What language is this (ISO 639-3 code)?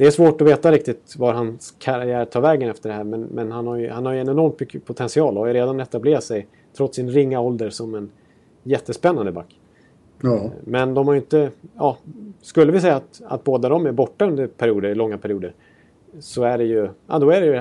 swe